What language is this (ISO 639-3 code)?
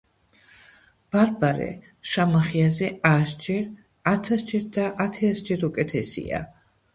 kat